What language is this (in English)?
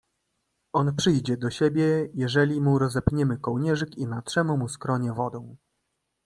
Polish